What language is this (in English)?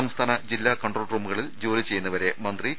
Malayalam